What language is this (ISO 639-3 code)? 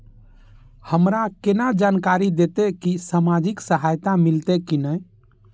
mai